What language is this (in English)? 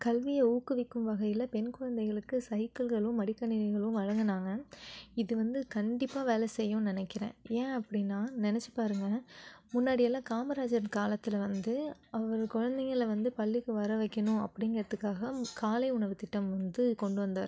Tamil